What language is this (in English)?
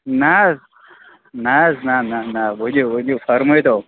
Kashmiri